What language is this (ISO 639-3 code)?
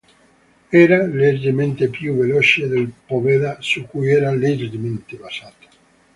ita